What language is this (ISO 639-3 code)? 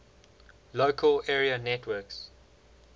eng